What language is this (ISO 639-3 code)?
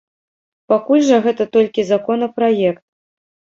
bel